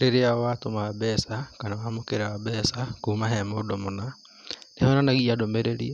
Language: Kikuyu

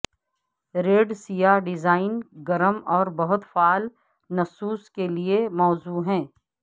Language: Urdu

